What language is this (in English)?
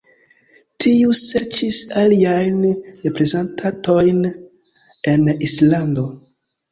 Esperanto